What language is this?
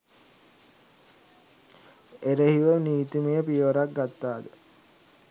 Sinhala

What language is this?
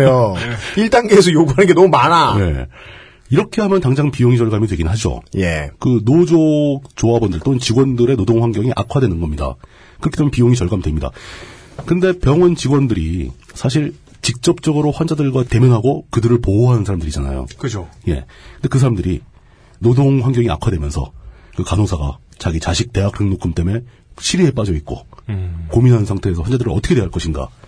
Korean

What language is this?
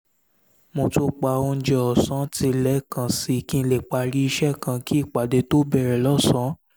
Yoruba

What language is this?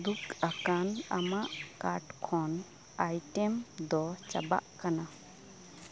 Santali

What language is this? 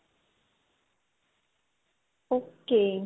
Punjabi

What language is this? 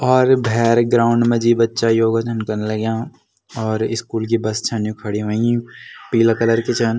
Garhwali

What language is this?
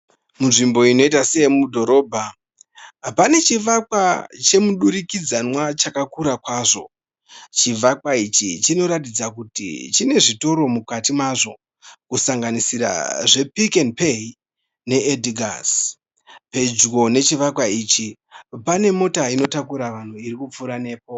Shona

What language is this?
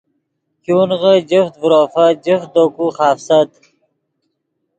Yidgha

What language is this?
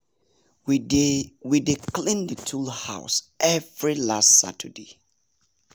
Nigerian Pidgin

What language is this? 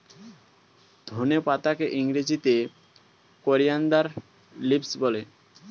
Bangla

